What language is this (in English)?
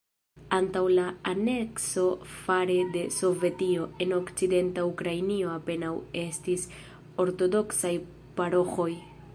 Esperanto